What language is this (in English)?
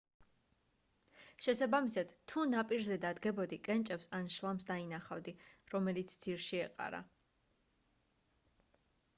Georgian